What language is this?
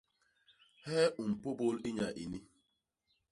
Basaa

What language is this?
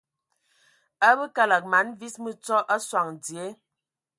Ewondo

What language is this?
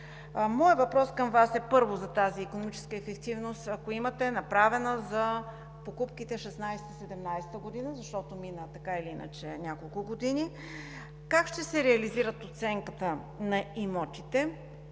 Bulgarian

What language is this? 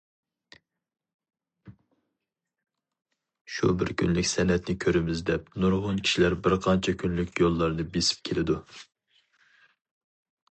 Uyghur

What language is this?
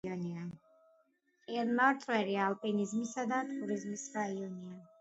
Georgian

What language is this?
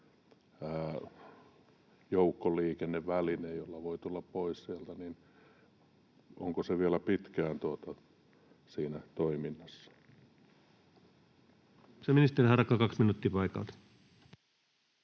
Finnish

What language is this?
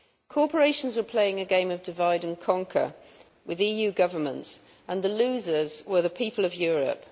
English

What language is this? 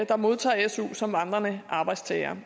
Danish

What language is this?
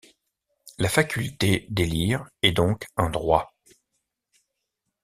French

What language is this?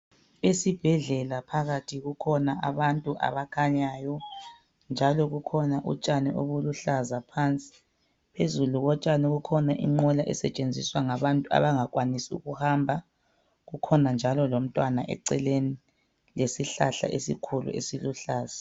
North Ndebele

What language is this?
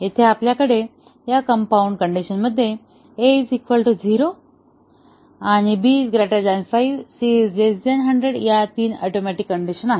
Marathi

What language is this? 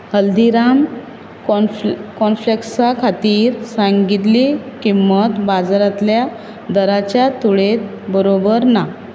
Konkani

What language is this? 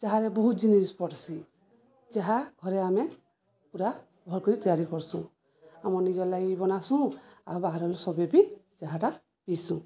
Odia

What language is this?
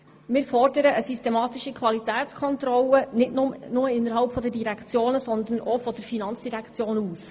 Swiss German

